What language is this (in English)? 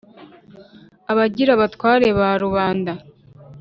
Kinyarwanda